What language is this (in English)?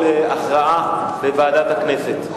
Hebrew